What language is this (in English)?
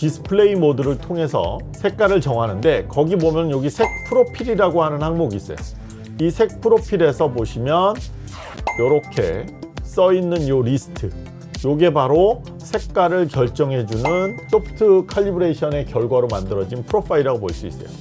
Korean